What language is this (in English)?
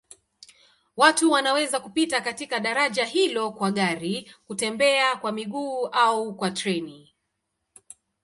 Swahili